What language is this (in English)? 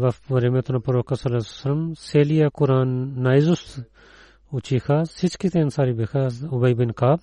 Bulgarian